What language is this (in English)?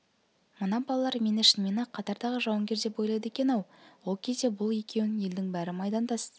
Kazakh